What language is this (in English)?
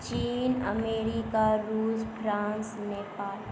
Maithili